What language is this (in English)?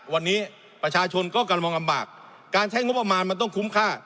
Thai